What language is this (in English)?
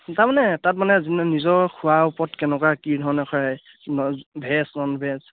Assamese